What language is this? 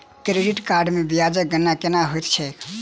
Maithili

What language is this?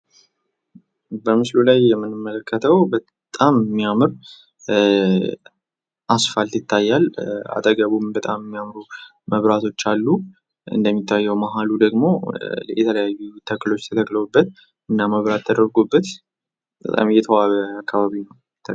Amharic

